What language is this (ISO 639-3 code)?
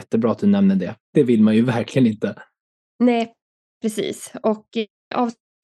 swe